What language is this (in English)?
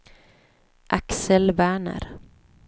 Swedish